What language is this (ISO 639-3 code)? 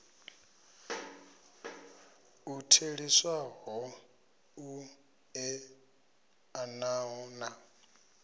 ven